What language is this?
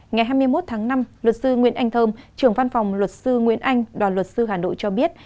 Vietnamese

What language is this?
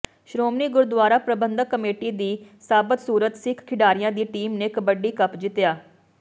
Punjabi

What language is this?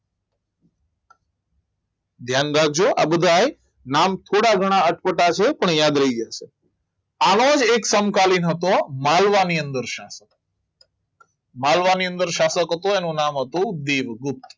Gujarati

